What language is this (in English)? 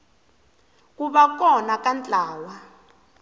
Tsonga